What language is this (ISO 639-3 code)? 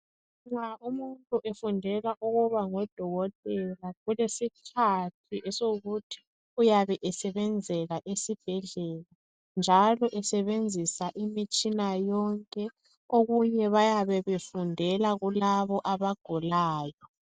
nde